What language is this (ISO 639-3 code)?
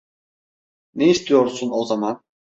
tur